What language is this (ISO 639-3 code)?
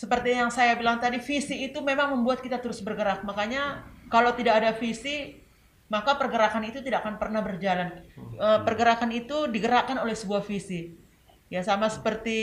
ind